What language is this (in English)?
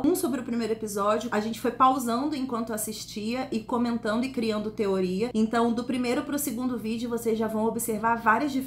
Portuguese